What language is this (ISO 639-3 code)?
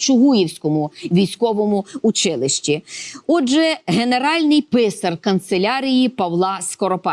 ukr